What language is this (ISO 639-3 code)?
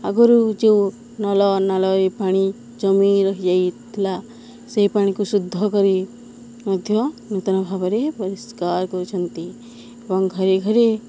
ori